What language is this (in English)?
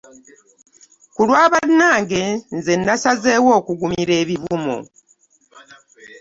Ganda